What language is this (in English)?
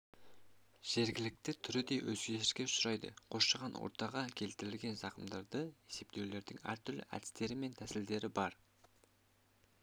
Kazakh